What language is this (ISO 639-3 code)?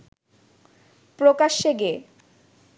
ben